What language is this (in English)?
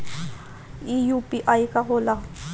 Bhojpuri